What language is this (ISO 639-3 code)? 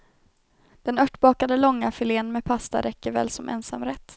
swe